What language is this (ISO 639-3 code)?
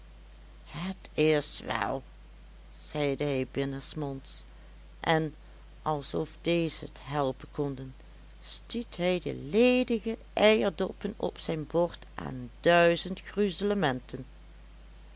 nld